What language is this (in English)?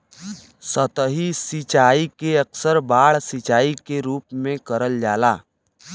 Bhojpuri